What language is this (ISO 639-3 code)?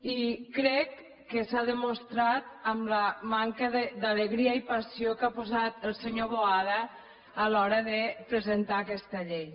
cat